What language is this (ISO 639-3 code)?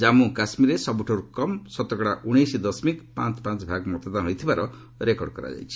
ori